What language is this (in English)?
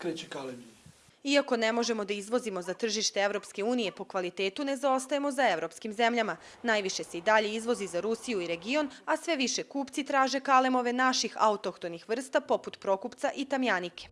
Serbian